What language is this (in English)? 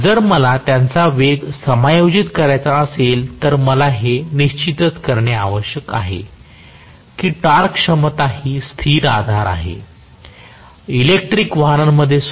Marathi